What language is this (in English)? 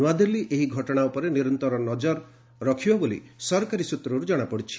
Odia